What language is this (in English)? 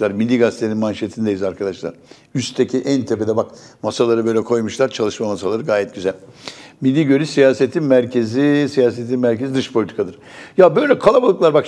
Turkish